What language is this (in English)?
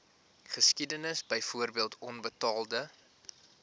Afrikaans